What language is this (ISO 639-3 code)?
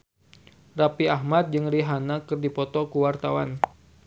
sun